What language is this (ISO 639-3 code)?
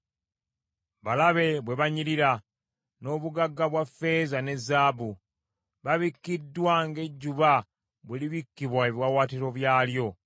lug